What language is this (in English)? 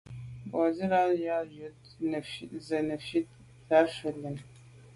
Medumba